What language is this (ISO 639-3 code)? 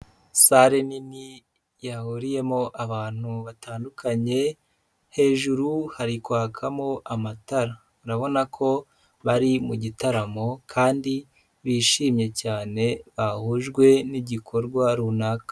kin